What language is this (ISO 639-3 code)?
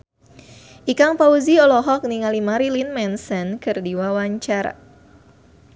sun